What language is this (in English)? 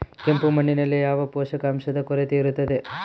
Kannada